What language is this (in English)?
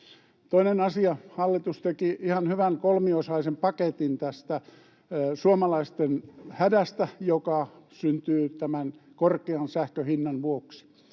Finnish